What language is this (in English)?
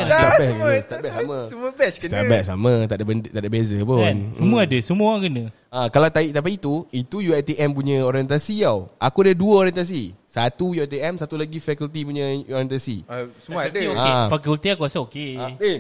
Malay